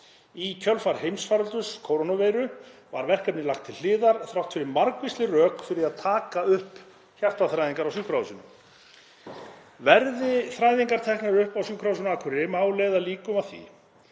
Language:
Icelandic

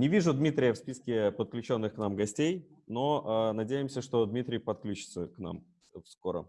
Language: Russian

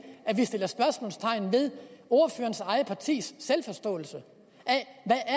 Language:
Danish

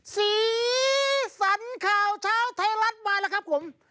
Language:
Thai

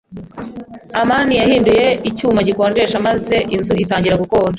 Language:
Kinyarwanda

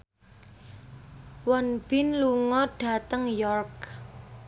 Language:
Javanese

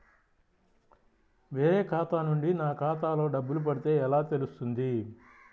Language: Telugu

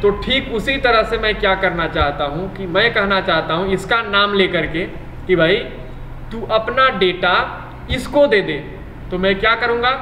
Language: Hindi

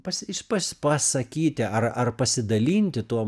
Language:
Lithuanian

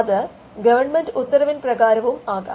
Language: Malayalam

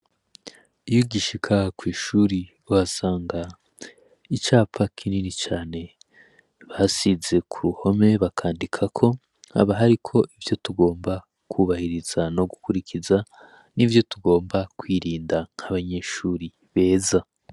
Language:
Rundi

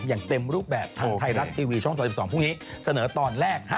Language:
Thai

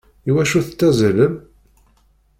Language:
Kabyle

